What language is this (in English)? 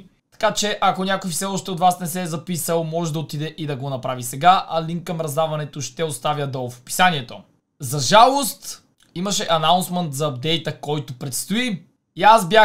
Bulgarian